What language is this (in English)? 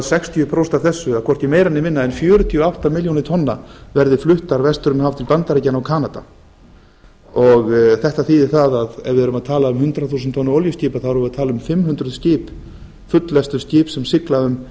Icelandic